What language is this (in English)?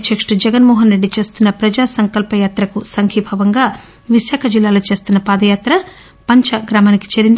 Telugu